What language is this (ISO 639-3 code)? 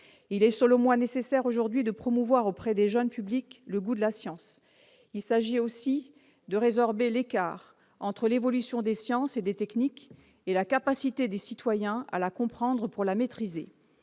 fra